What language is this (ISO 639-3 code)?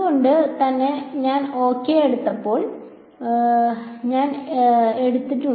mal